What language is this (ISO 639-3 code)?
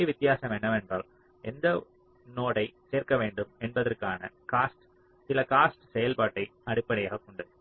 tam